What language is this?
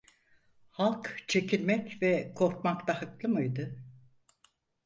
Turkish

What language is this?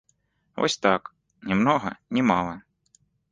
Belarusian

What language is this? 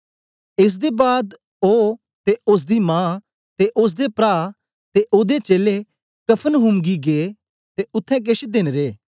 Dogri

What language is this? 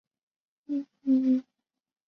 Chinese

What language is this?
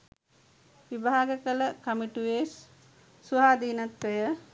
Sinhala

